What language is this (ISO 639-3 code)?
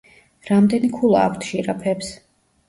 kat